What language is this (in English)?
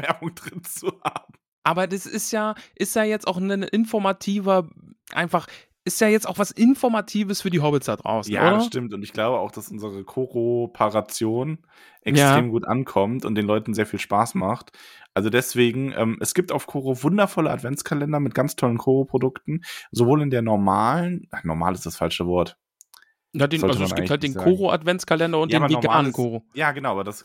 German